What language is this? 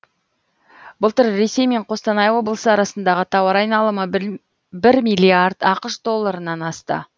Kazakh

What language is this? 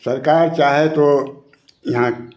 Hindi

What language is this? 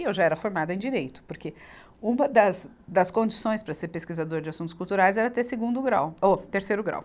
Portuguese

